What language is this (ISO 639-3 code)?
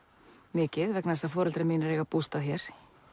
isl